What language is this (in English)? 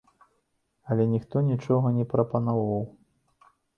Belarusian